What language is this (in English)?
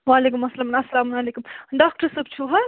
Kashmiri